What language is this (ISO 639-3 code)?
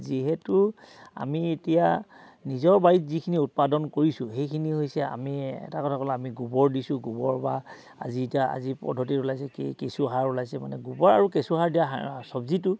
asm